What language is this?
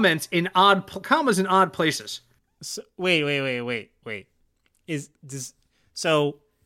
English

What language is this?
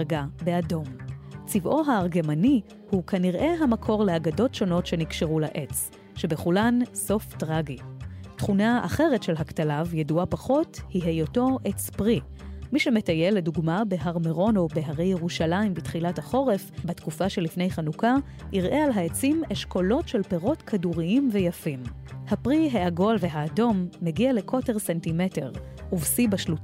Hebrew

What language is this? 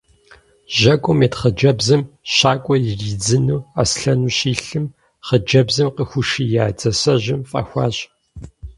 Kabardian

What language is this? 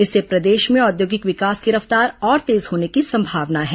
Hindi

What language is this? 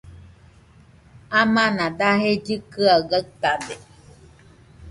Nüpode Huitoto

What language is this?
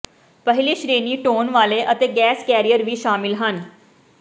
Punjabi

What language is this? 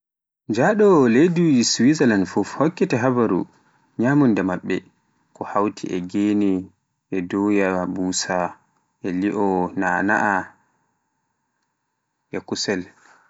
Pular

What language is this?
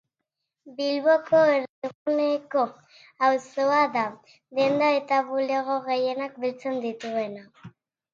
Basque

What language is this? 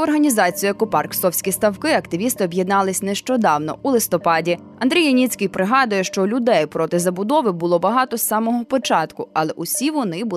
Ukrainian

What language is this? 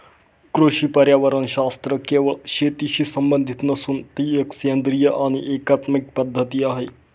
Marathi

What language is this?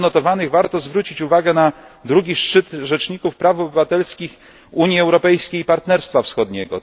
Polish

